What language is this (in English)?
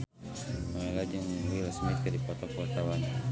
Sundanese